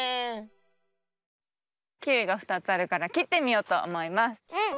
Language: Japanese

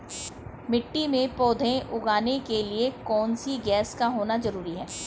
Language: Hindi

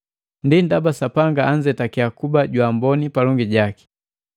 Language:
Matengo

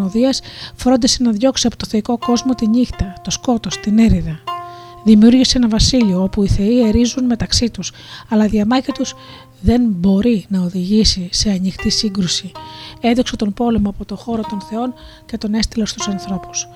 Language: Greek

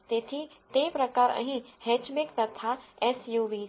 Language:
Gujarati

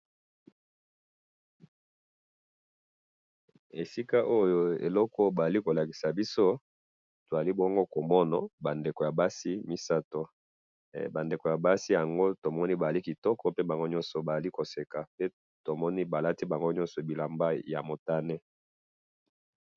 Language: Lingala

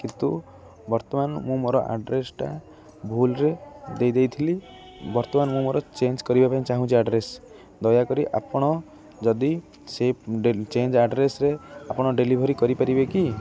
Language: Odia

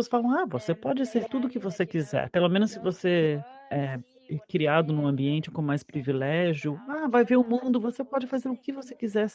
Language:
Portuguese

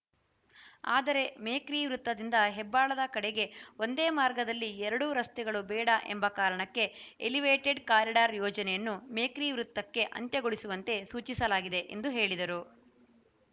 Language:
Kannada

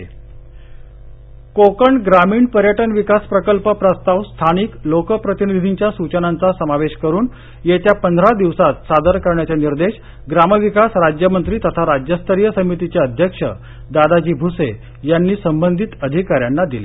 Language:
Marathi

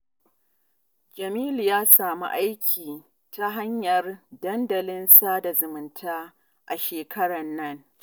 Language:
Hausa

